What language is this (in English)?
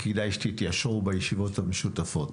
Hebrew